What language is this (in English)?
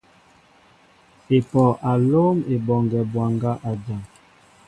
Mbo (Cameroon)